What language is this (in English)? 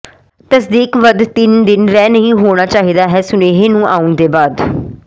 Punjabi